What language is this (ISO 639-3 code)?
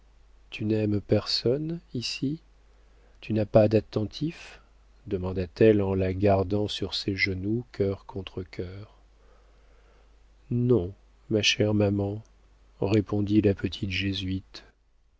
fra